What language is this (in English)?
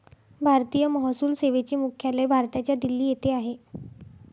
Marathi